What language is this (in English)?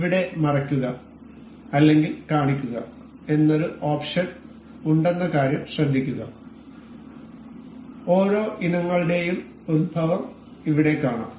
Malayalam